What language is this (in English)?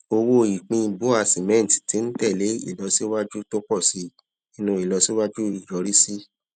Yoruba